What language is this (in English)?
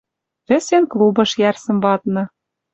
Western Mari